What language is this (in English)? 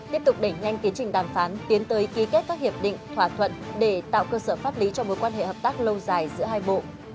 Vietnamese